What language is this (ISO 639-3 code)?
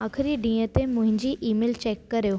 snd